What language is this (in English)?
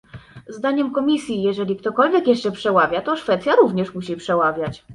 Polish